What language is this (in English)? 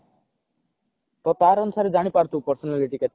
Odia